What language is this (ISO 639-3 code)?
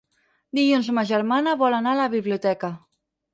cat